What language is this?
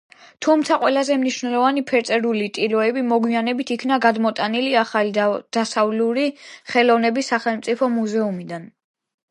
Georgian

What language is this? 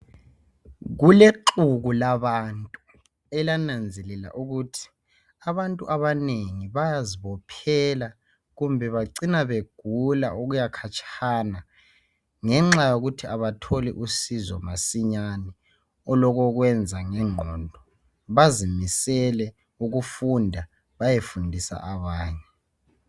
North Ndebele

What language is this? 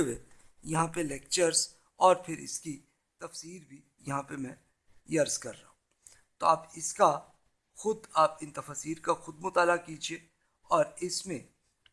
Urdu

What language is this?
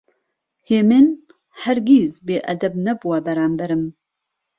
Central Kurdish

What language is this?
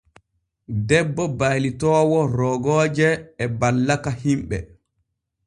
Borgu Fulfulde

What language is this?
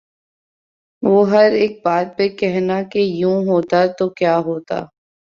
Urdu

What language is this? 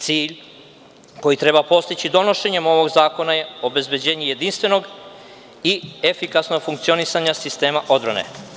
Serbian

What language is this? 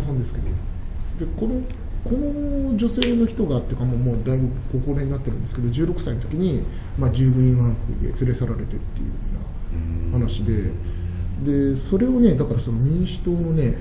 Japanese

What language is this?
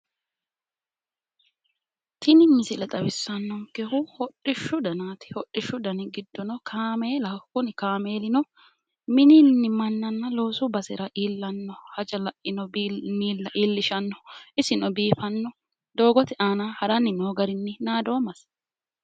Sidamo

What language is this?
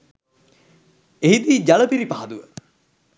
Sinhala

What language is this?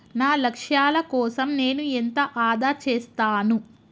Telugu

